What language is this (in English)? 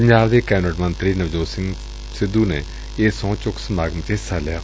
Punjabi